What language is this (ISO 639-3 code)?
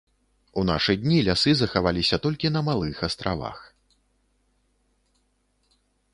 bel